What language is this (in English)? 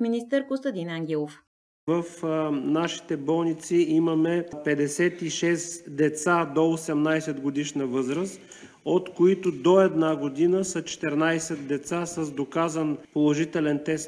Bulgarian